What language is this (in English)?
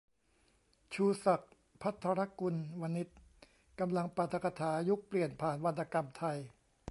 Thai